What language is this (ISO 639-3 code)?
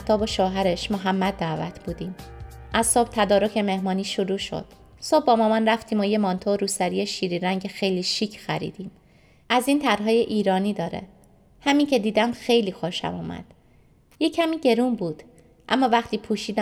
fas